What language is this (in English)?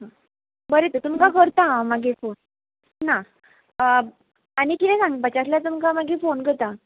Konkani